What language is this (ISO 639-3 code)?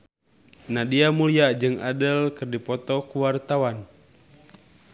sun